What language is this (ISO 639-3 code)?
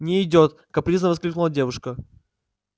rus